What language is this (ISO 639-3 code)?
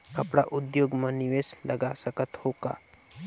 hne